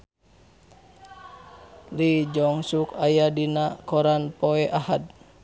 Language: Sundanese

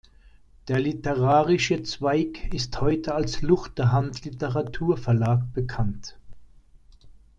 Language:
German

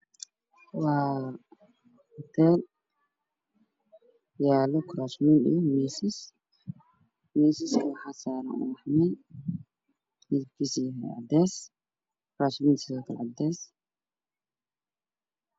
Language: Somali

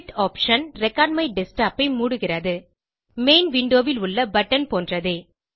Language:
Tamil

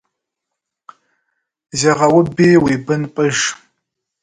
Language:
Kabardian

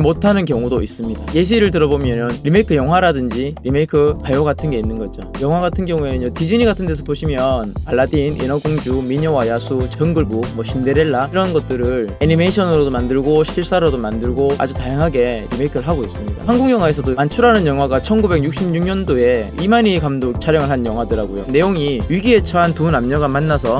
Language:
Korean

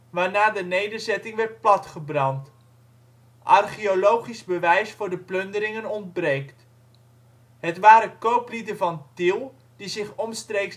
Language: Dutch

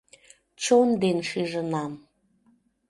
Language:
Mari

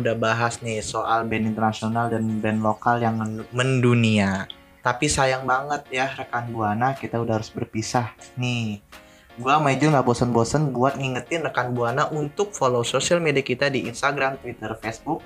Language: Indonesian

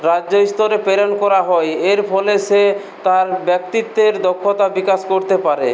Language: Bangla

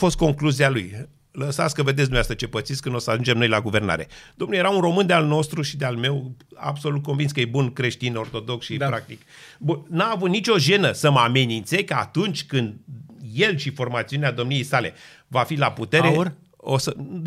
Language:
Romanian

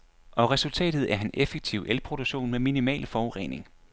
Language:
Danish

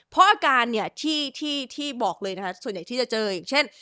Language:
Thai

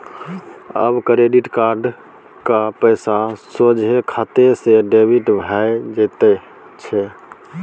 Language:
Maithili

